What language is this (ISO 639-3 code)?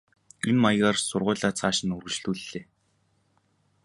mon